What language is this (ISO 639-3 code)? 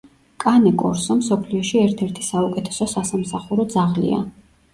kat